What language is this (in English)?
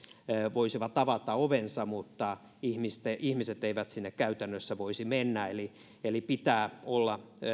Finnish